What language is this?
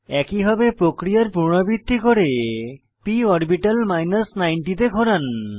Bangla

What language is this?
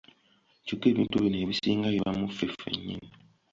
Ganda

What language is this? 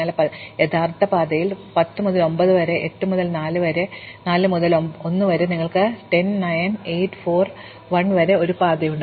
Malayalam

